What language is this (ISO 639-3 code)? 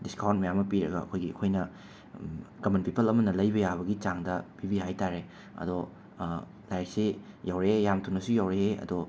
mni